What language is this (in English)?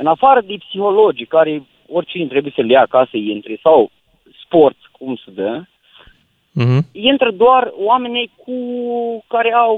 Romanian